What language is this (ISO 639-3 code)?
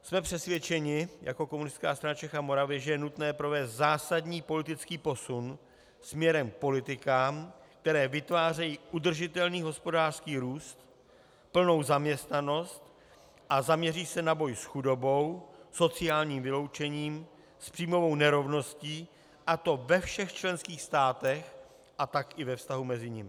ces